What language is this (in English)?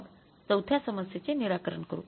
Marathi